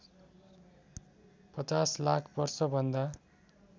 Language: Nepali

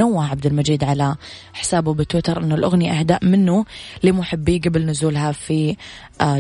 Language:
Arabic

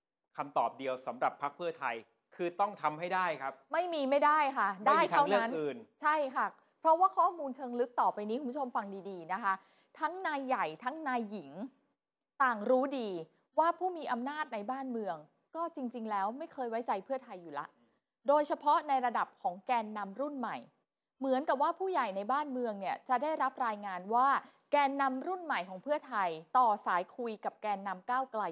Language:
Thai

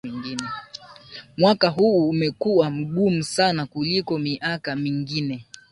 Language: Swahili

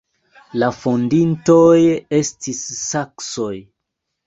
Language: Esperanto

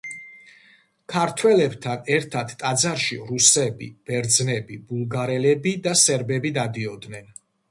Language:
Georgian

